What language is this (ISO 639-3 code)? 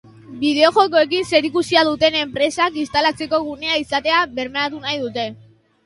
eus